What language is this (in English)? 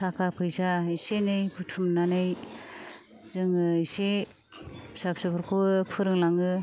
Bodo